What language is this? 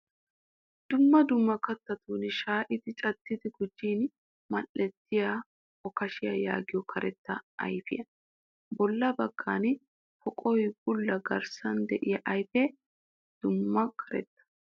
Wolaytta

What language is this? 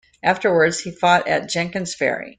English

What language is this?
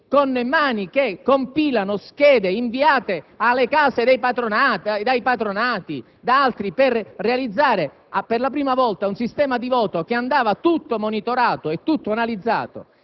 Italian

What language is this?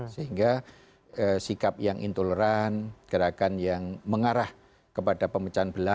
Indonesian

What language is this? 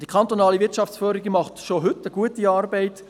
Swiss German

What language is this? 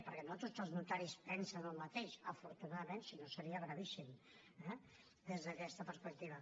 Catalan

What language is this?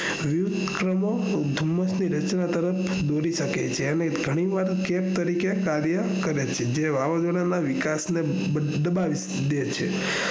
Gujarati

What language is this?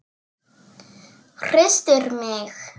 Icelandic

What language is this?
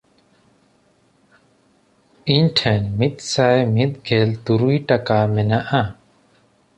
Santali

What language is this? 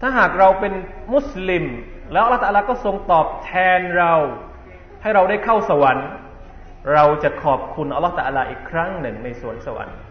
Thai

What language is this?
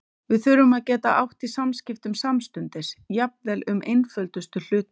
Icelandic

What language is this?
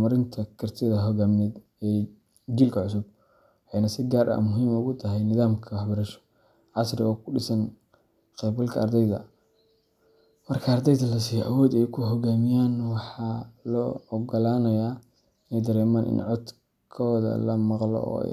Somali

